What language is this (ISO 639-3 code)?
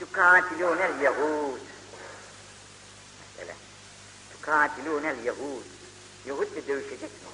tur